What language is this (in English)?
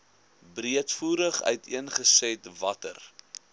Afrikaans